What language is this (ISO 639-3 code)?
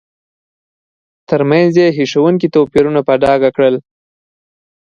pus